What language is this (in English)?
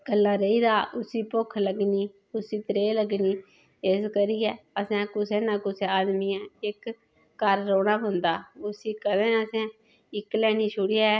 Dogri